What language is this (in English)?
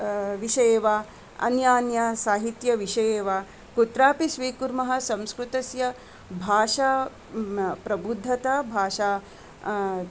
Sanskrit